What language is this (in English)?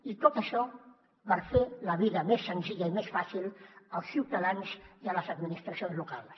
Catalan